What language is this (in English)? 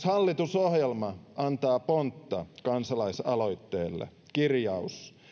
Finnish